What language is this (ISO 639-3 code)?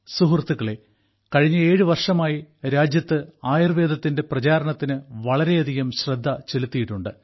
mal